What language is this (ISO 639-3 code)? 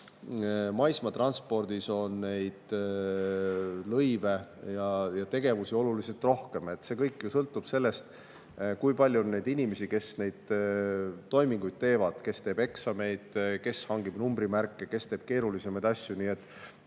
est